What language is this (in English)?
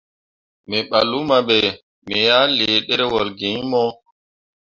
Mundang